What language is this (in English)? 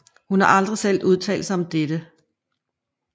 Danish